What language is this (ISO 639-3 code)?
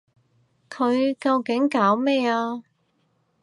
yue